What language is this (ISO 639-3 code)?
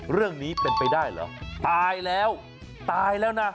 tha